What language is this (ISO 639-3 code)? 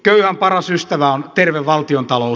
fin